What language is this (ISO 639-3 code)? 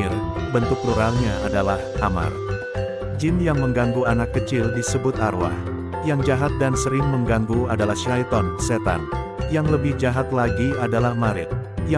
ind